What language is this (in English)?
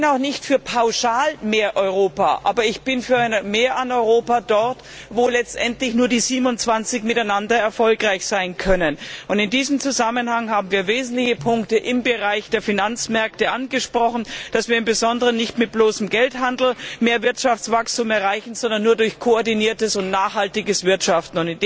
German